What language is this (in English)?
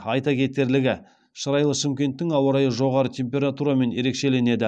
Kazakh